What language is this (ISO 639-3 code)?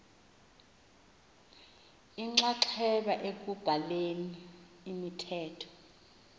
xho